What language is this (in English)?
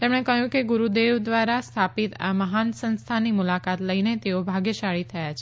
Gujarati